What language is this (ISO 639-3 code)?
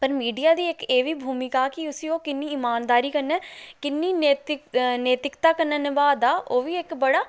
doi